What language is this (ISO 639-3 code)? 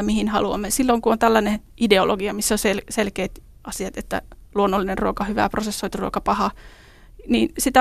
fin